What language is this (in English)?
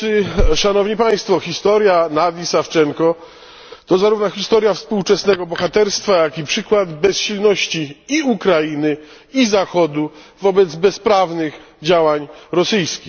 Polish